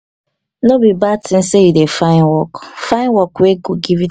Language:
Nigerian Pidgin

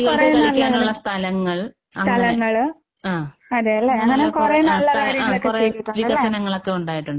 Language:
Malayalam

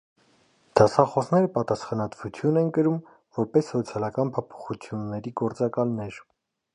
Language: Armenian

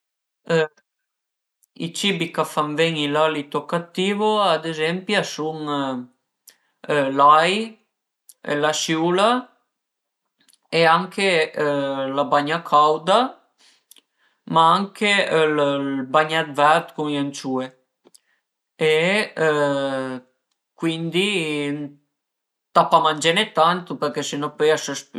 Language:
Piedmontese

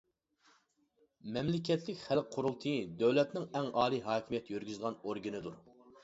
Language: Uyghur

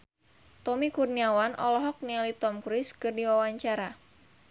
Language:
Sundanese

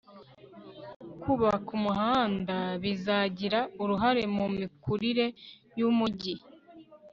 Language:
Kinyarwanda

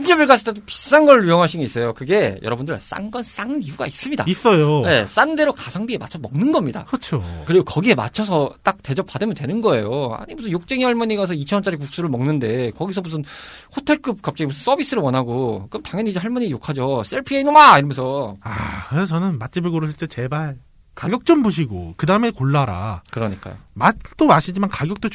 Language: Korean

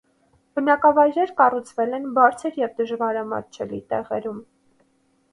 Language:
Armenian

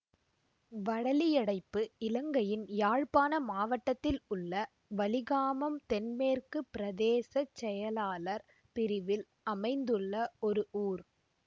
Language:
Tamil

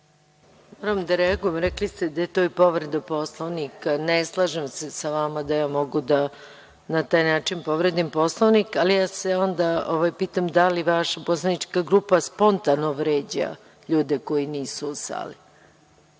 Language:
Serbian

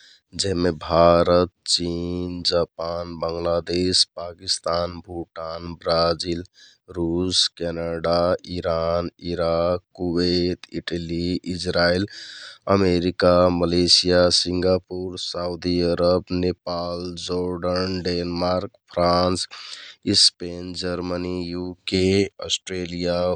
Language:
Kathoriya Tharu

